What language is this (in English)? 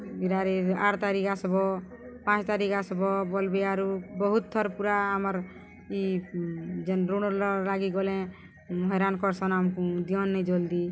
Odia